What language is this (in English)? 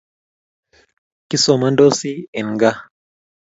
Kalenjin